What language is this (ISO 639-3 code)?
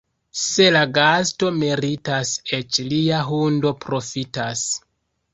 epo